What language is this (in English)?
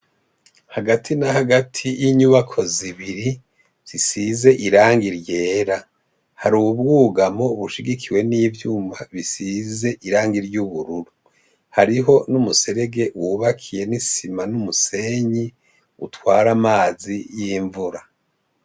Rundi